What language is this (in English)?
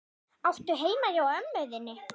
Icelandic